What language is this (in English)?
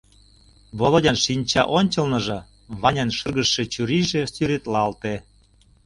Mari